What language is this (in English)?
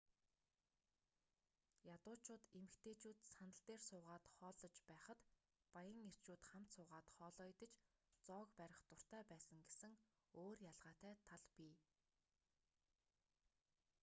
Mongolian